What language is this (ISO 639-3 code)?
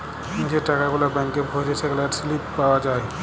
ben